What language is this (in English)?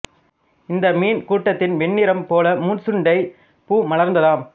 Tamil